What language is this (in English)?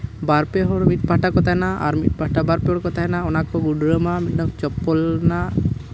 Santali